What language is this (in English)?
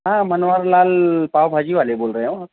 Urdu